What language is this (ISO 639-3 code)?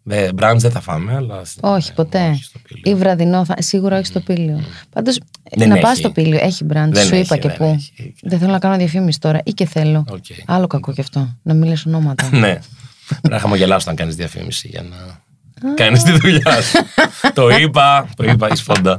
ell